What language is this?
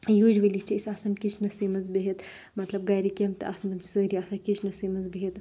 Kashmiri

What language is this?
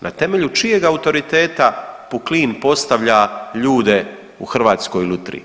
Croatian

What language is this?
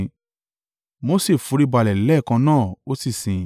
Yoruba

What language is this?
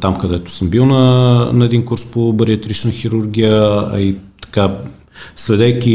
Bulgarian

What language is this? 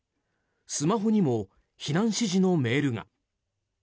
Japanese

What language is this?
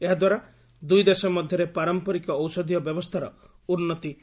Odia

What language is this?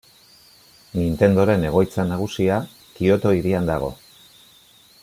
Basque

